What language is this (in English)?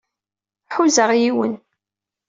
Kabyle